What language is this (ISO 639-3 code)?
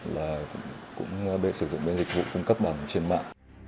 vie